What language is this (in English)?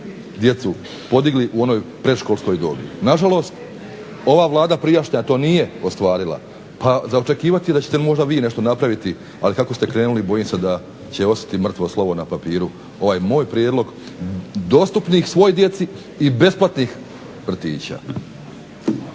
Croatian